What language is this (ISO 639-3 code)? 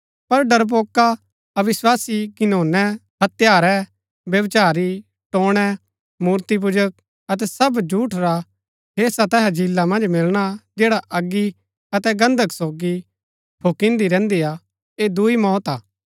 gbk